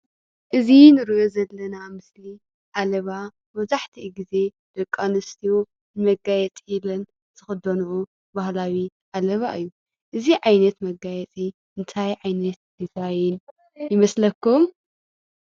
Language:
Tigrinya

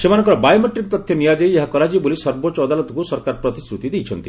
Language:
Odia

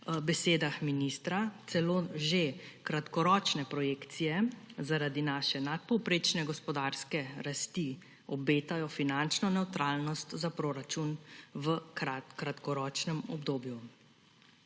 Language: Slovenian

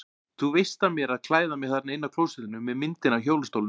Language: Icelandic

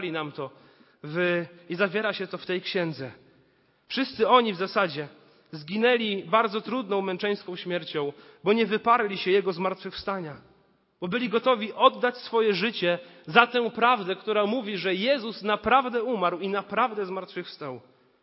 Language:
Polish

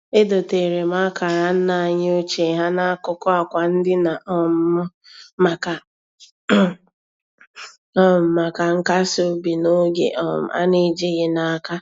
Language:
Igbo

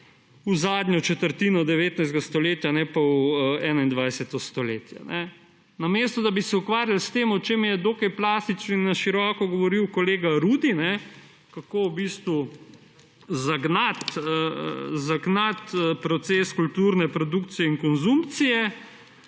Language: Slovenian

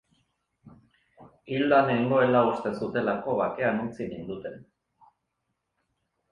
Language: Basque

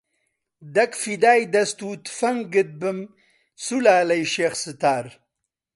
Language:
Central Kurdish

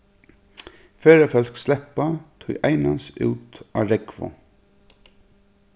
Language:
Faroese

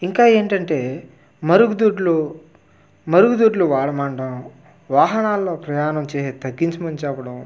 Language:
Telugu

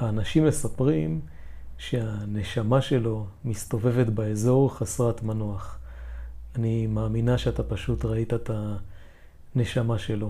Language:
Hebrew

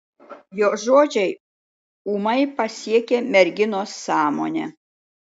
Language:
Lithuanian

